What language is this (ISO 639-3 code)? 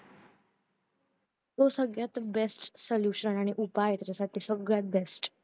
mar